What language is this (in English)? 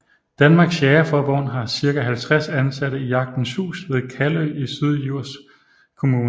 Danish